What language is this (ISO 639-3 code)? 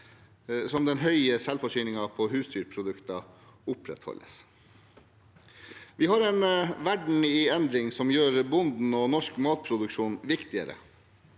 nor